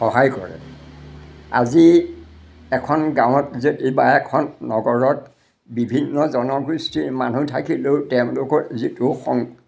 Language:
Assamese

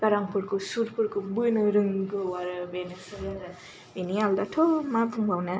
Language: Bodo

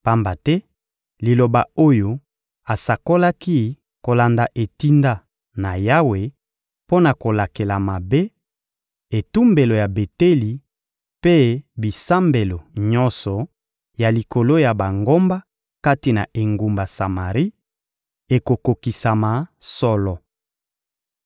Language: Lingala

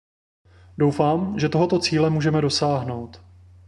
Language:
Czech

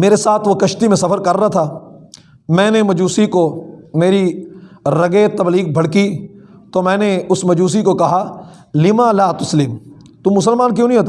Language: Urdu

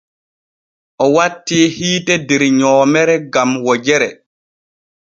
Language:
Borgu Fulfulde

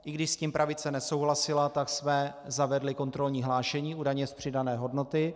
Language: Czech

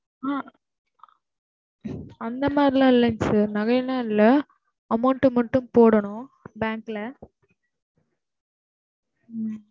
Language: Tamil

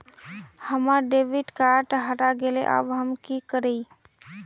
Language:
Magahi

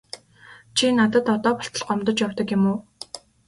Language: Mongolian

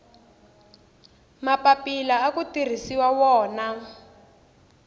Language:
Tsonga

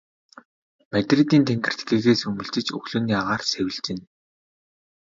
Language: Mongolian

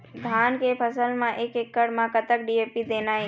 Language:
Chhattisgarhi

